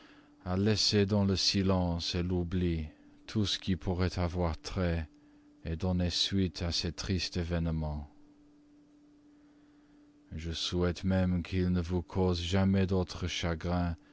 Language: French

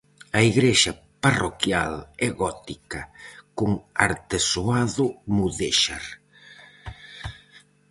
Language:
Galician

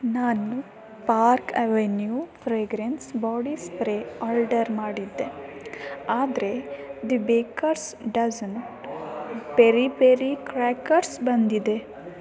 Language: Kannada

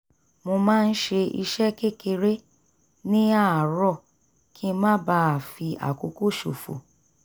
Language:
Yoruba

